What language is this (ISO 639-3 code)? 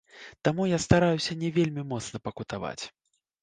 bel